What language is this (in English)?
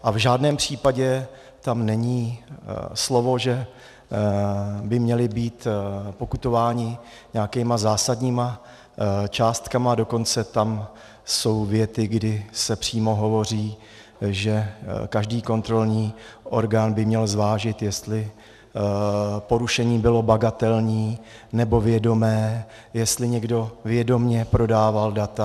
Czech